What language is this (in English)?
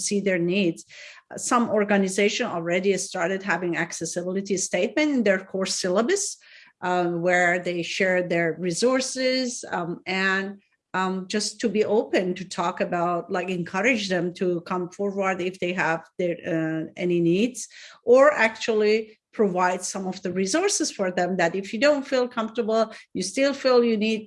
English